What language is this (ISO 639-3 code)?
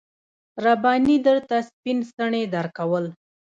pus